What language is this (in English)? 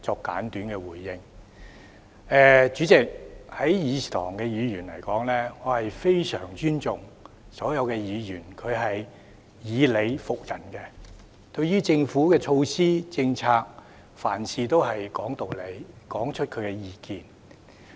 Cantonese